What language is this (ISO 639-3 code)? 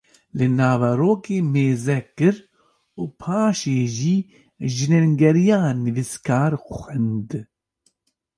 kur